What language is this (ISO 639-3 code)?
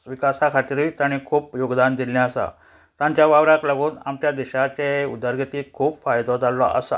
kok